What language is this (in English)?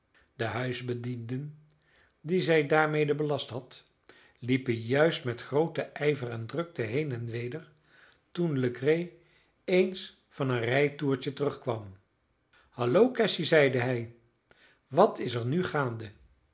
Dutch